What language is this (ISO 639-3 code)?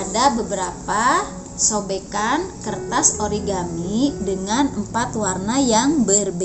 ind